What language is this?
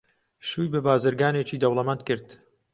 Central Kurdish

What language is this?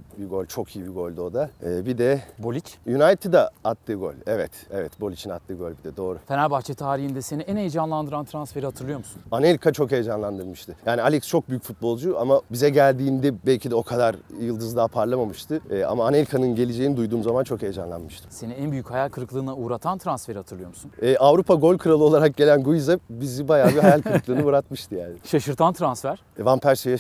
Turkish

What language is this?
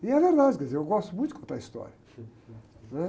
Portuguese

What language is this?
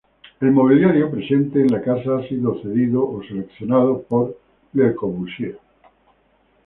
Spanish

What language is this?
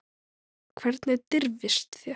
Icelandic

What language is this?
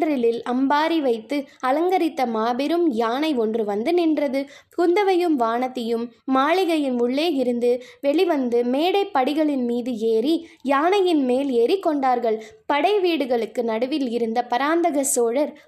Tamil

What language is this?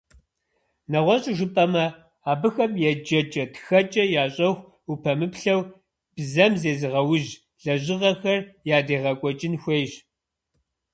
Kabardian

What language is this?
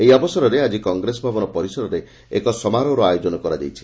Odia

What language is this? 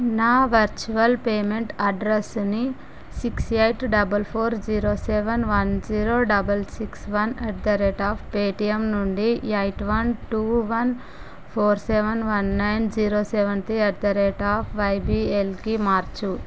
Telugu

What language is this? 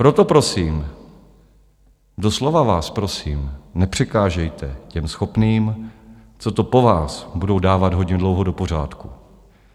Czech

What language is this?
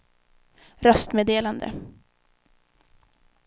Swedish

